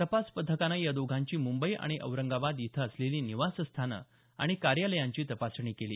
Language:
Marathi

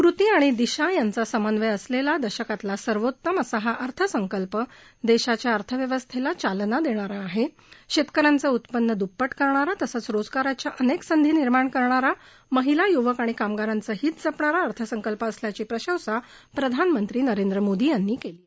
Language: Marathi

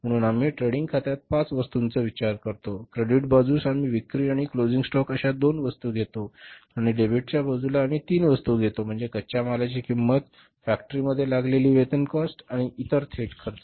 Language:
Marathi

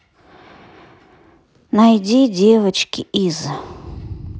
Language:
Russian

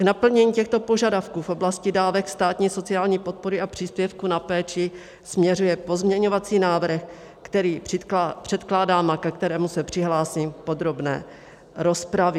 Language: Czech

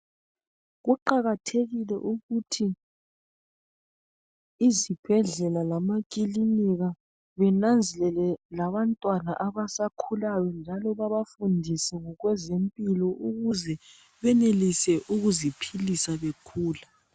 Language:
North Ndebele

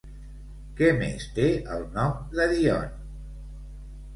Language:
Catalan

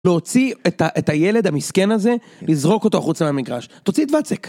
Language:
Hebrew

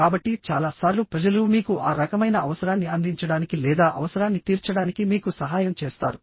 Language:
Telugu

